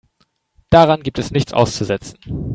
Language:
German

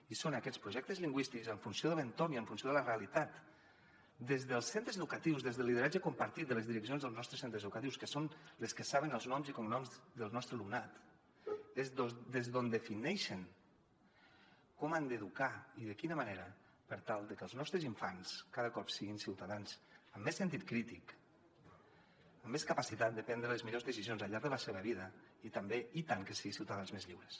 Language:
Catalan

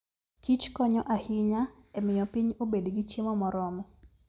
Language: Luo (Kenya and Tanzania)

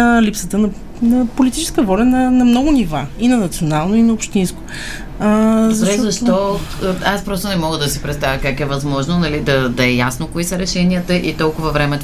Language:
Bulgarian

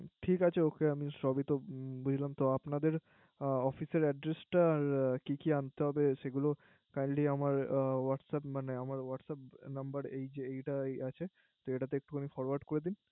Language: Bangla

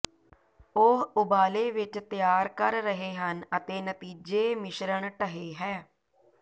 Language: Punjabi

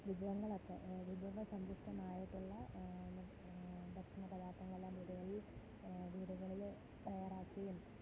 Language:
Malayalam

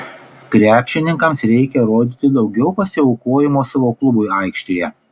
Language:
Lithuanian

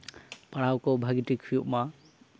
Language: Santali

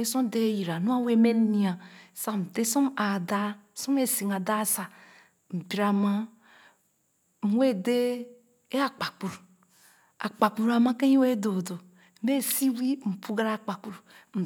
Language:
Khana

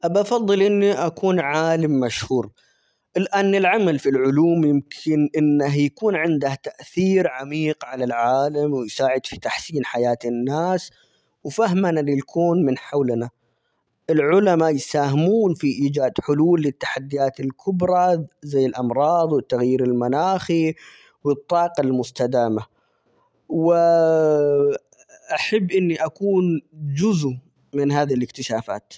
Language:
Omani Arabic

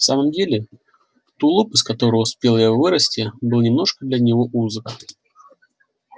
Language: Russian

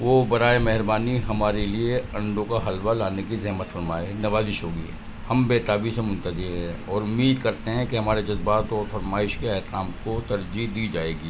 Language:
Urdu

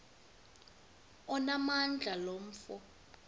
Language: Xhosa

